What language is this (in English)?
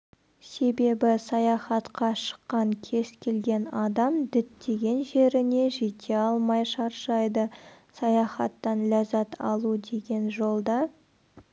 Kazakh